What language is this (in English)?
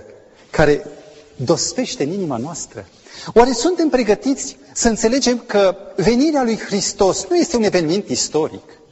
Romanian